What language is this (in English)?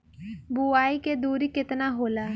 Bhojpuri